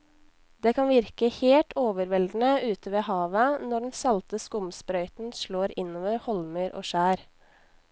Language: Norwegian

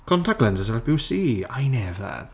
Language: English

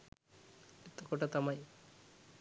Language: Sinhala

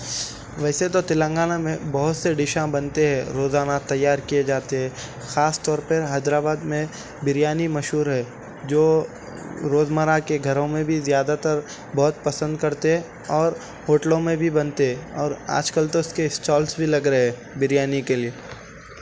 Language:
Urdu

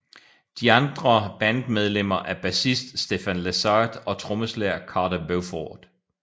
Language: Danish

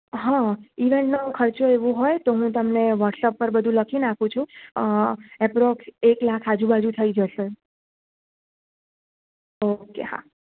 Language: Gujarati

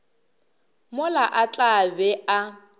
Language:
Northern Sotho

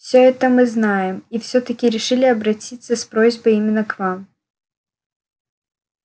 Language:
Russian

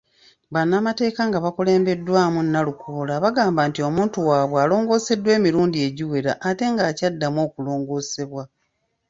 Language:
Ganda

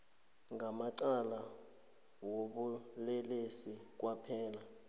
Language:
South Ndebele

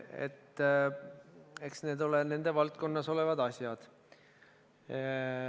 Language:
Estonian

